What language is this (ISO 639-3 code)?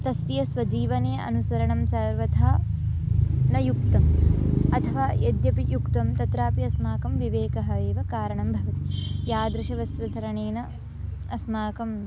san